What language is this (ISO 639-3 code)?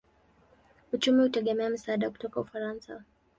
swa